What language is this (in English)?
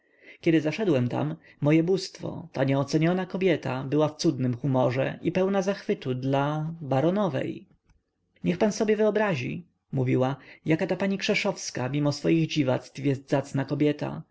Polish